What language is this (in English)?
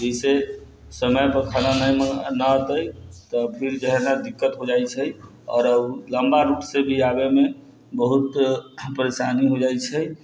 Maithili